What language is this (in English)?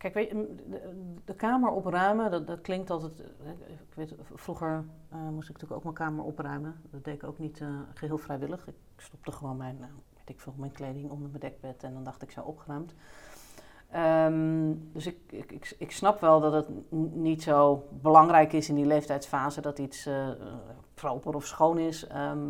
Dutch